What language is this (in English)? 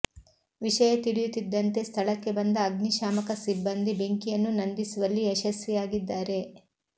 Kannada